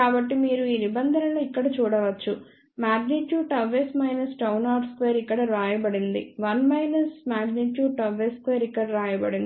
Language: Telugu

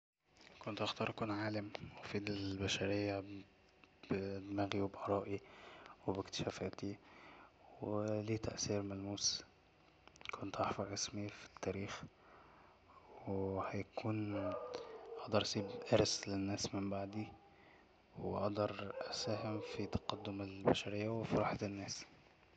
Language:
Egyptian Arabic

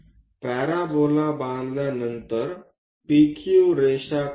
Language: Marathi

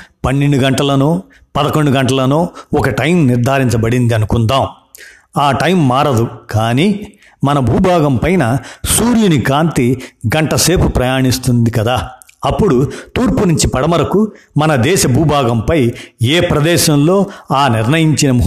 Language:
Telugu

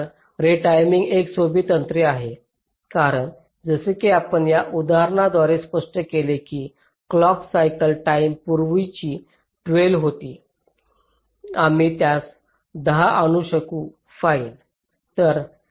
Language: Marathi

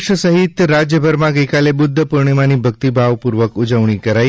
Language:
Gujarati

